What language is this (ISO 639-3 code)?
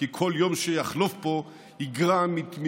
heb